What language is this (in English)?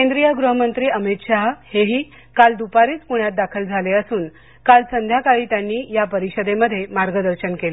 Marathi